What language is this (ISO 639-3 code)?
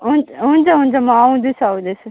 nep